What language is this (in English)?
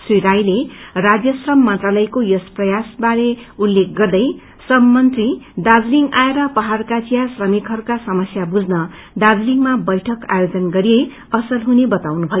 Nepali